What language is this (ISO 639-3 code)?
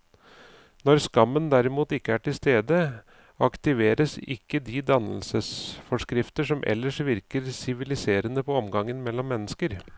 nor